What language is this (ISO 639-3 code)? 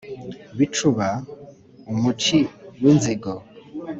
kin